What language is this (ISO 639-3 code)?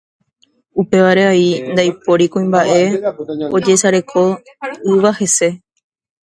grn